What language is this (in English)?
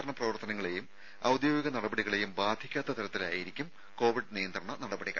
Malayalam